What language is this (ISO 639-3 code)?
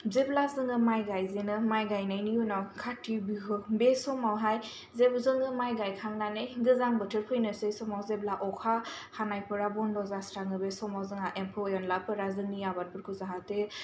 brx